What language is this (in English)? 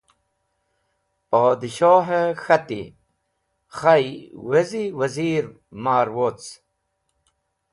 Wakhi